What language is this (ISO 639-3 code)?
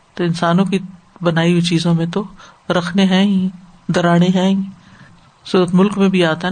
urd